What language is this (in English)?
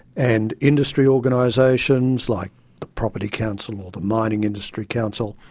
English